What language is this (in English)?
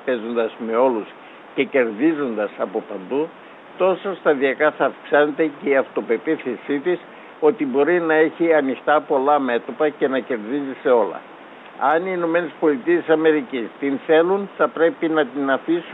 Greek